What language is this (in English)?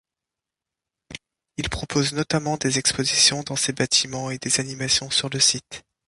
French